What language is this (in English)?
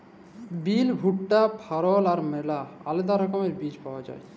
Bangla